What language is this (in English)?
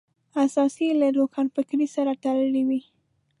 Pashto